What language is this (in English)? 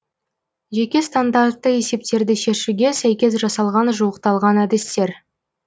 Kazakh